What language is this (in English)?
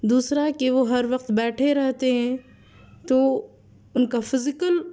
Urdu